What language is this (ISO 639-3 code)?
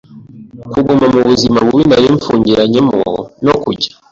kin